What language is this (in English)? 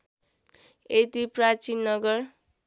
Nepali